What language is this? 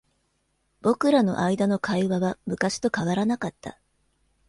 Japanese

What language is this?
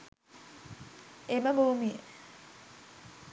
Sinhala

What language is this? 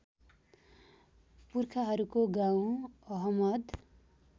Nepali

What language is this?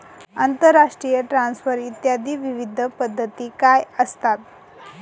Marathi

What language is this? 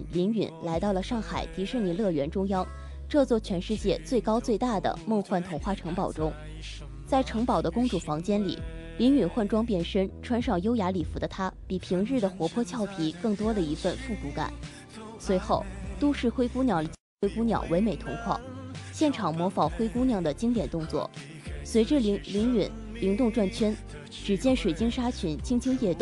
Chinese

